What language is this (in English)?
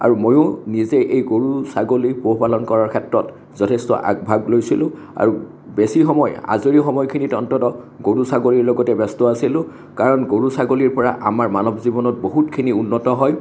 Assamese